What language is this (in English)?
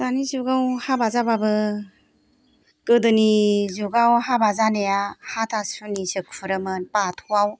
Bodo